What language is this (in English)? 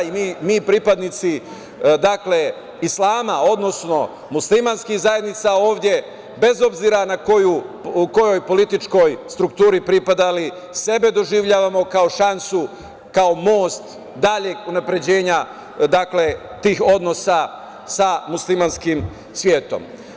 Serbian